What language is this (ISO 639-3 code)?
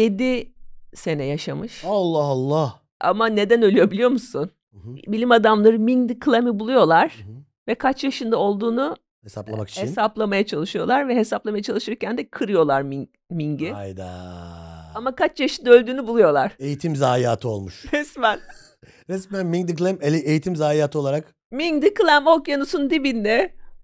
tur